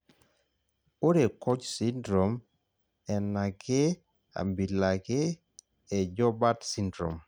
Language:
Masai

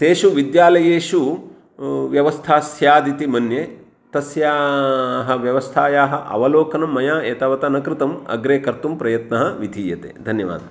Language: Sanskrit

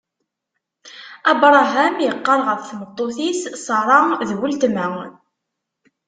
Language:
Kabyle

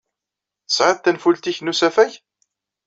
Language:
Kabyle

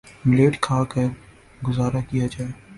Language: Urdu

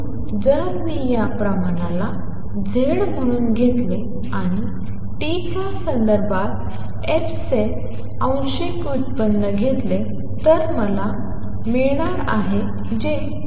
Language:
Marathi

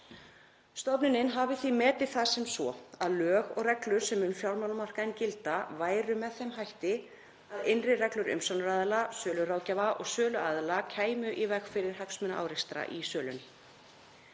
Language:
Icelandic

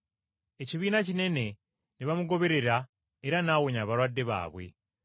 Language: Ganda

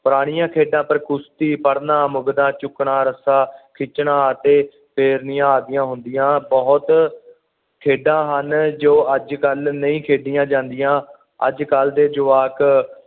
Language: Punjabi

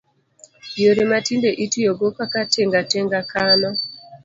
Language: Luo (Kenya and Tanzania)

